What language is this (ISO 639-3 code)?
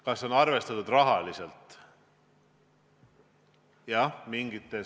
est